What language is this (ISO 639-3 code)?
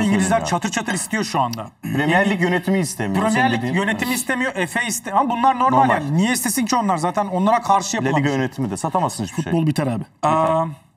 tur